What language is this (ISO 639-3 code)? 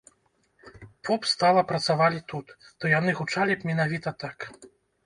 bel